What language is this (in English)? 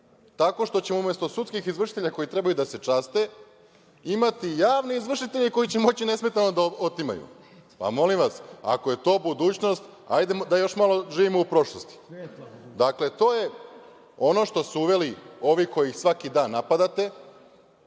Serbian